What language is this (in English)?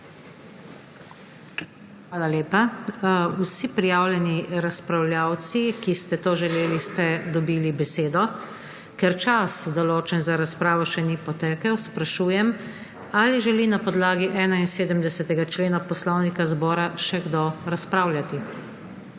Slovenian